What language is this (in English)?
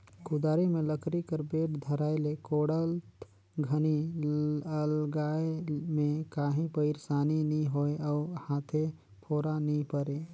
Chhattisgarhi